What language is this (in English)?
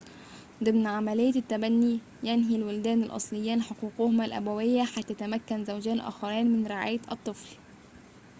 Arabic